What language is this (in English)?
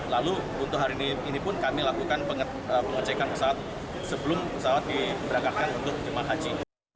Indonesian